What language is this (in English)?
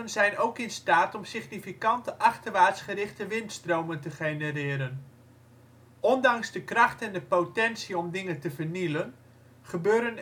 Dutch